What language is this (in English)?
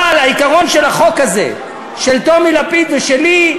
Hebrew